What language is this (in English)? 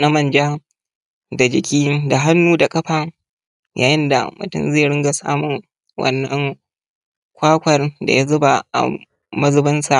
Hausa